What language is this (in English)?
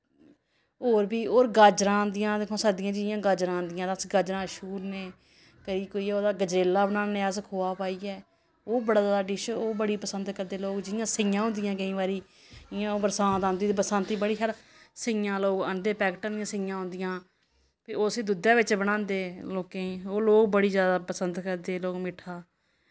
Dogri